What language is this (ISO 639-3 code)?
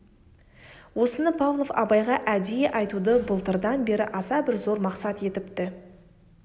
kaz